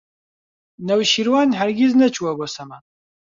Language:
Central Kurdish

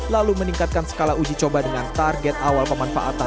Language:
Indonesian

